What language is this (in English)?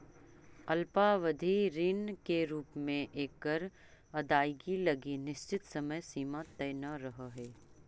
Magahi